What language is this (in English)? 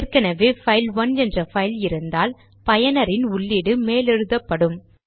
Tamil